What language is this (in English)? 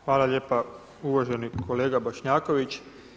Croatian